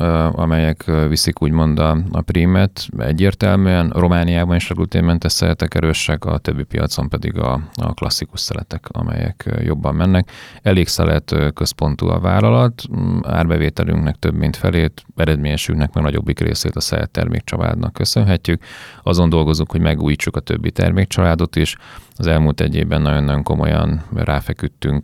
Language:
Hungarian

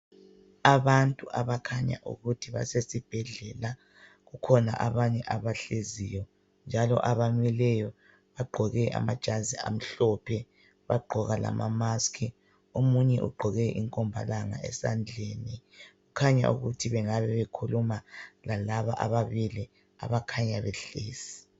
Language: North Ndebele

